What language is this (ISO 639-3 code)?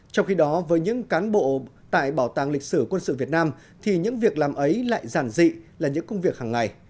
vie